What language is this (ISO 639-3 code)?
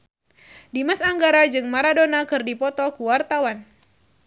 sun